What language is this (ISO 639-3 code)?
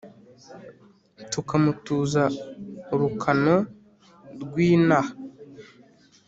kin